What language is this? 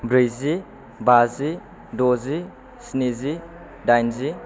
Bodo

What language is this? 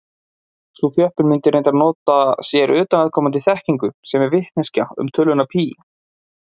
Icelandic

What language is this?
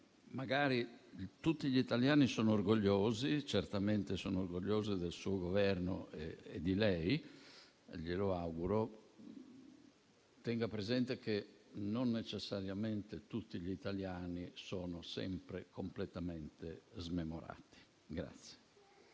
Italian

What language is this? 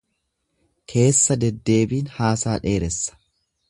Oromo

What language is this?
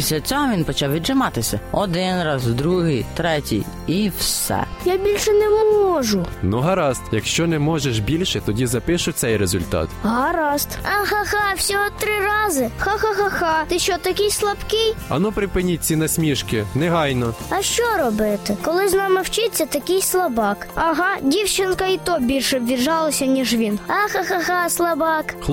Ukrainian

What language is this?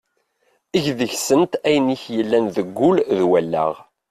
Kabyle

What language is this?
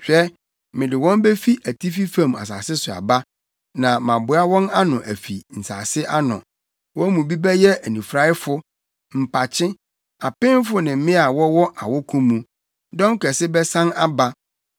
Akan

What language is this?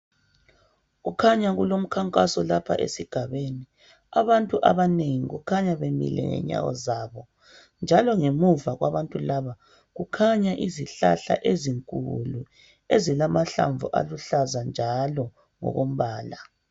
North Ndebele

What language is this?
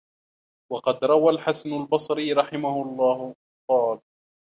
Arabic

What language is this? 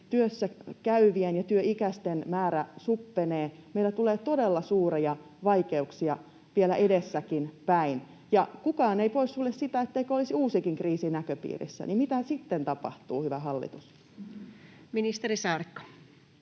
Finnish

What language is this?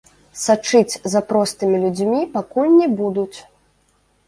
Belarusian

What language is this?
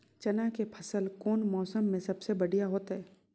Magahi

